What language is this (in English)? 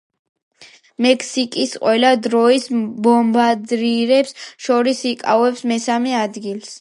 Georgian